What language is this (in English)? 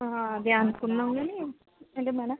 Telugu